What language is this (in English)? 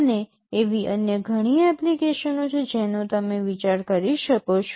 Gujarati